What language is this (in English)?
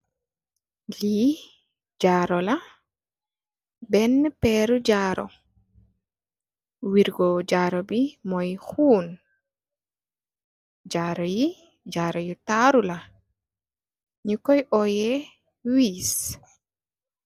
Wolof